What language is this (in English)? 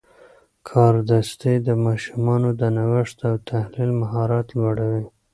Pashto